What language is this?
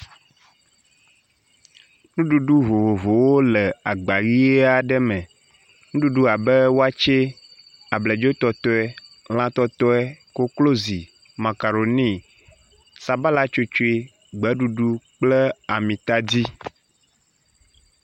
Ewe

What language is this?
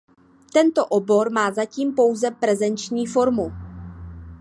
Czech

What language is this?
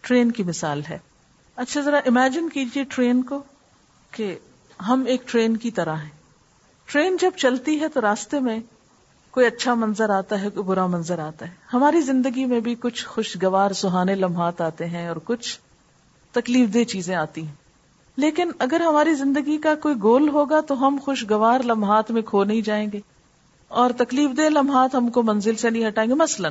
Urdu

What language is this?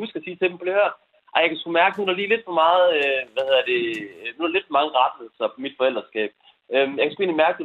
Danish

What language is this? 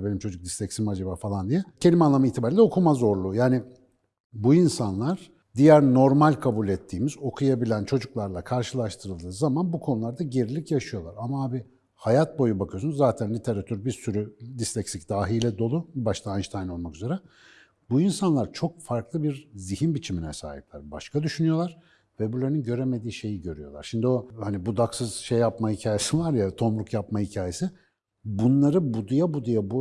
Turkish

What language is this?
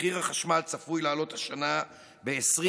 Hebrew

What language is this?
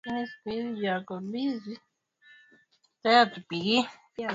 Swahili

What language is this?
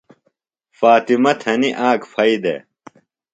Phalura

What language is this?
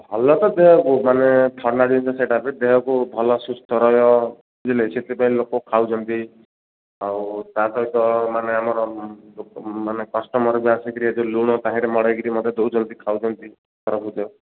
Odia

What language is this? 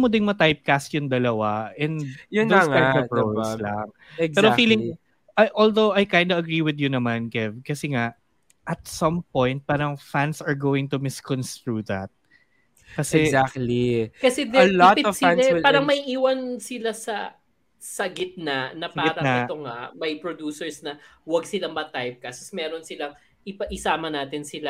Filipino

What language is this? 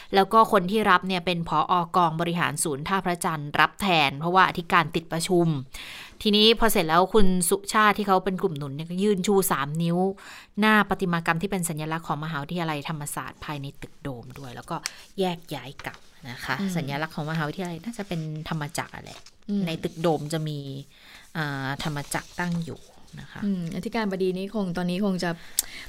Thai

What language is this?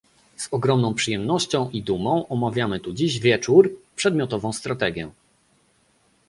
Polish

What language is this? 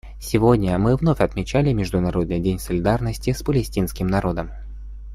Russian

